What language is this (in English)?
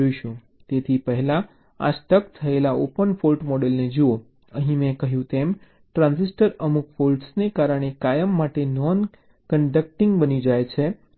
Gujarati